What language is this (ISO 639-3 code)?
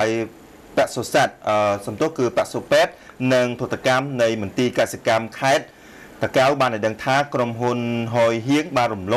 tha